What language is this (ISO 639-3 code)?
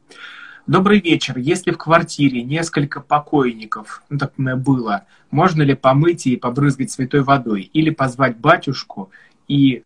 rus